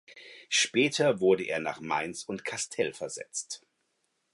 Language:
German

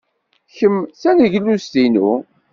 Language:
Kabyle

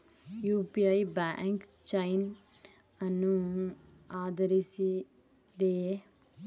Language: Kannada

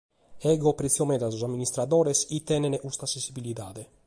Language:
Sardinian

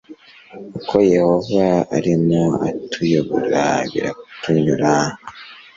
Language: Kinyarwanda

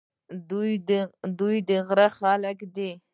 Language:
Pashto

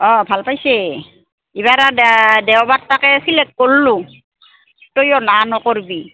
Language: Assamese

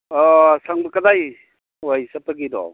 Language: Manipuri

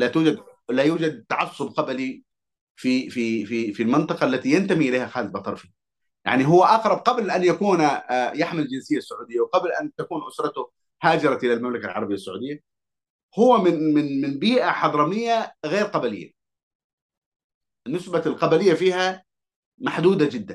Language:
Arabic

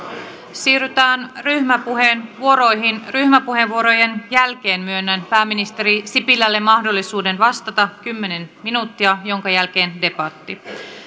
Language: Finnish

